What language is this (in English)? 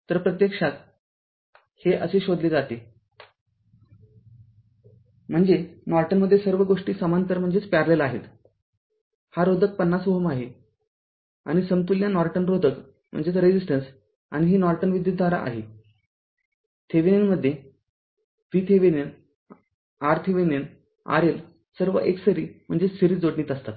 Marathi